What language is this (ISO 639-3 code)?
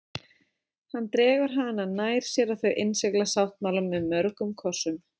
isl